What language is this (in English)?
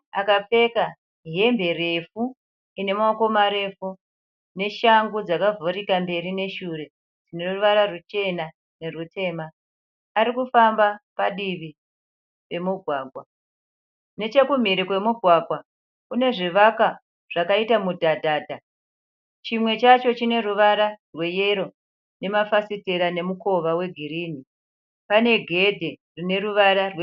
Shona